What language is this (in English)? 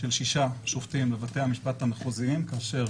Hebrew